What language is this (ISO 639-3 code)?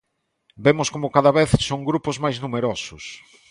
glg